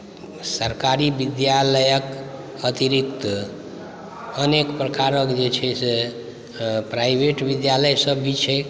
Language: Maithili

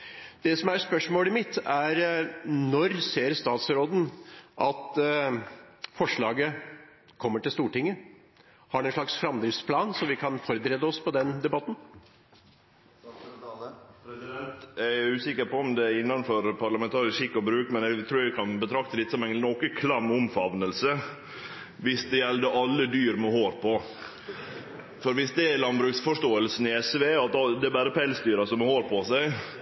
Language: Norwegian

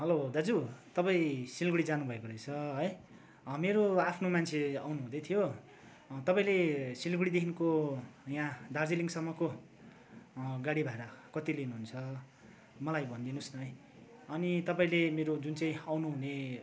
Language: Nepali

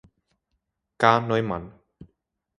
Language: Czech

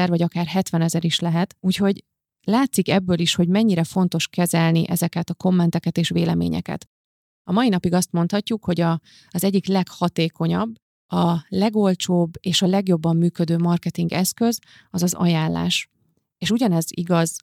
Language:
Hungarian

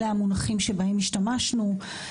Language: Hebrew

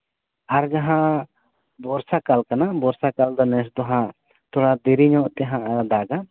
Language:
Santali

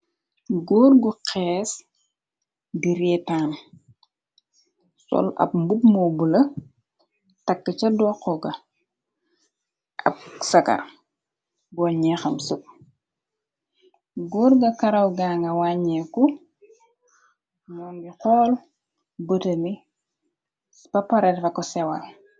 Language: Wolof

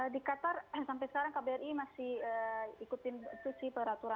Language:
Indonesian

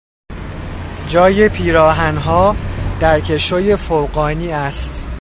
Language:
Persian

